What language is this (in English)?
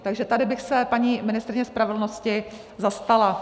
Czech